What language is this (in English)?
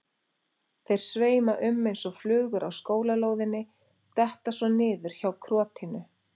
Icelandic